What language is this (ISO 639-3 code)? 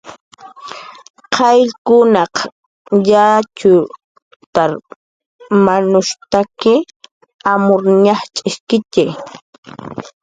jqr